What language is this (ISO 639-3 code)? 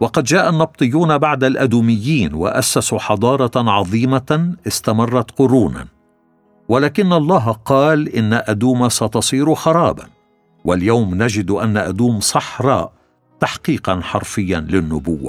ara